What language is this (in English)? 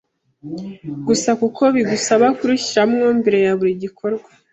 Kinyarwanda